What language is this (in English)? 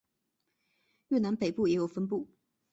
Chinese